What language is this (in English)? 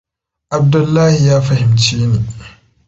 Hausa